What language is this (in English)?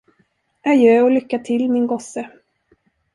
Swedish